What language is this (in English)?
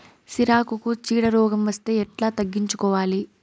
Telugu